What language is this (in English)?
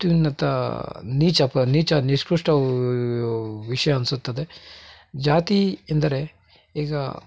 Kannada